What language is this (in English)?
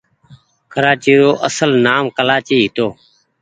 Goaria